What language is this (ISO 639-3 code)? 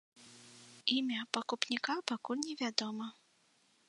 bel